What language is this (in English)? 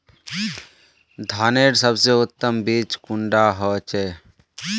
Magahi